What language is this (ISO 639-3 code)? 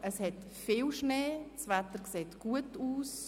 gsw